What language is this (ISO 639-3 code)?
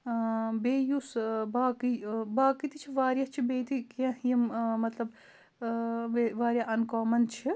kas